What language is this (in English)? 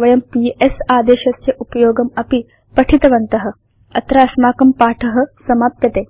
Sanskrit